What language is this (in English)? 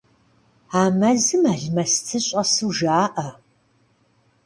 Kabardian